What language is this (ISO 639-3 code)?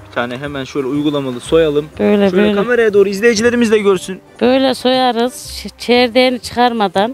tur